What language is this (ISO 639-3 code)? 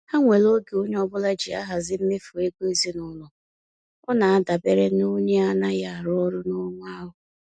ibo